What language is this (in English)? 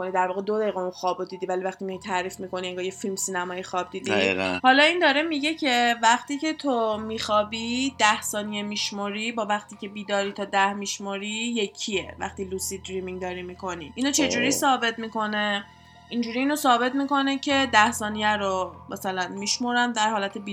Persian